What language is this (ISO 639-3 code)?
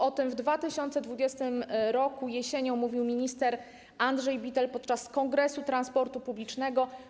pol